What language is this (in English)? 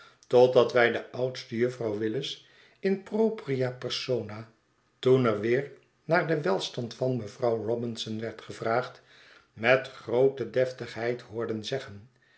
Dutch